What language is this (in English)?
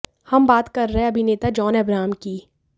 Hindi